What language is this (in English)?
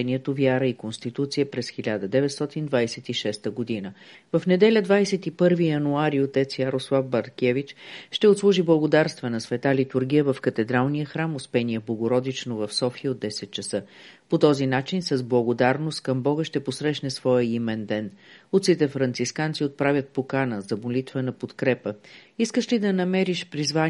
Bulgarian